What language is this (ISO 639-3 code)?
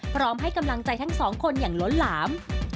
tha